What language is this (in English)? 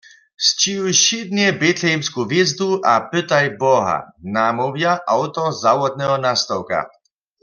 Upper Sorbian